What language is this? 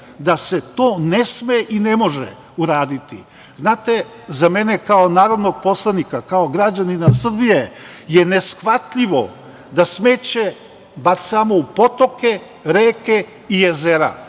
Serbian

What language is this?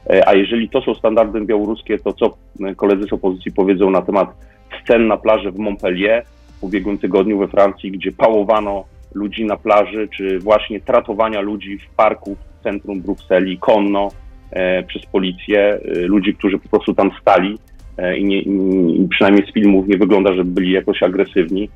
Polish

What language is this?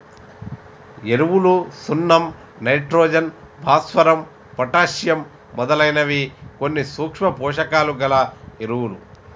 Telugu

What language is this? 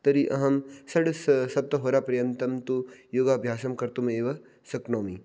Sanskrit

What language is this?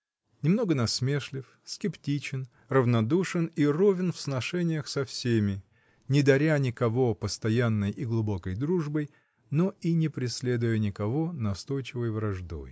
Russian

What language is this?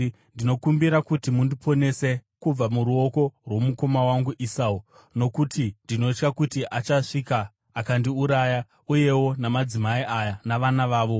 Shona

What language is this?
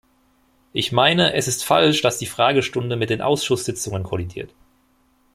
German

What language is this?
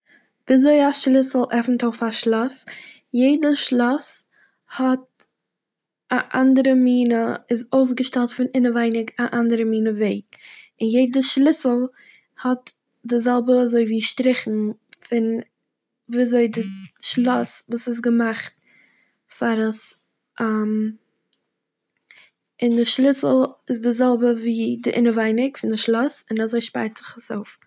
Yiddish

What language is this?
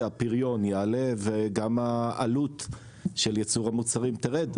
Hebrew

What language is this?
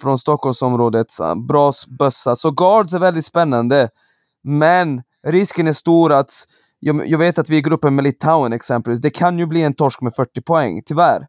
Swedish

